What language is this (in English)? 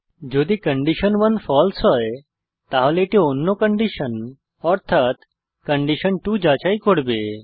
Bangla